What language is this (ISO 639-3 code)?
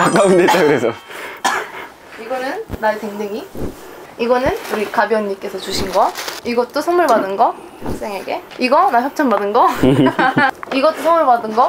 kor